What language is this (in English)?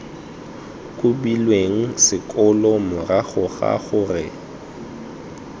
Tswana